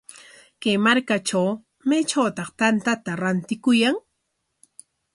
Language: Corongo Ancash Quechua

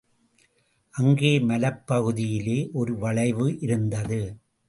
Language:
Tamil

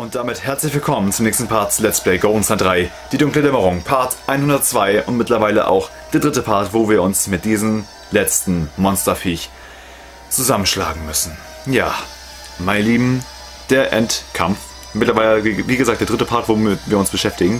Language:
German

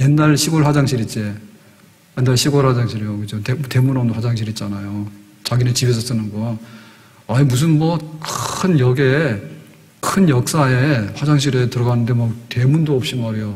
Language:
Korean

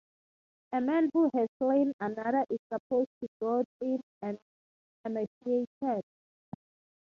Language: English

